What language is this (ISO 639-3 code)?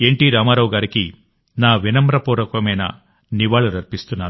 tel